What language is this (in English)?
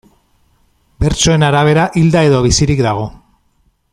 Basque